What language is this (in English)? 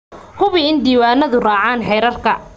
Somali